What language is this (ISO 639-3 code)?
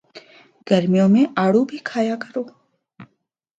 urd